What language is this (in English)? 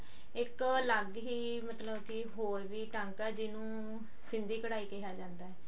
Punjabi